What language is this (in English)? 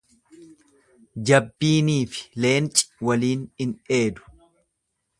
Oromo